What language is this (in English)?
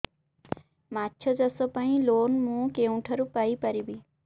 Odia